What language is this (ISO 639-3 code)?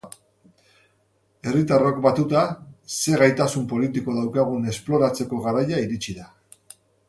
eus